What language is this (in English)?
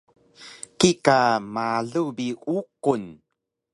Taroko